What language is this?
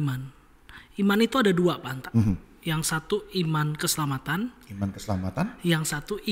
Indonesian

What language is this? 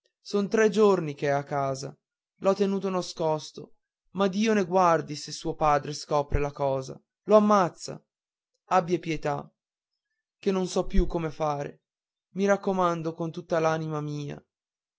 Italian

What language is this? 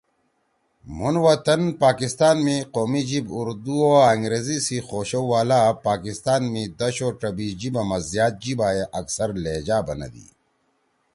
Torwali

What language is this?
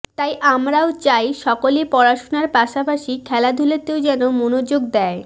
Bangla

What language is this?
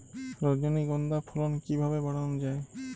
Bangla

